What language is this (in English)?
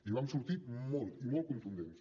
Catalan